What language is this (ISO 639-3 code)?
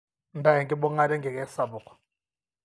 mas